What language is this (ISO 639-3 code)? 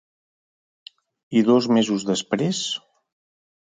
cat